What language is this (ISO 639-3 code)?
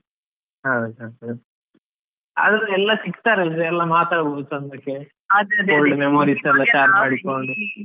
kan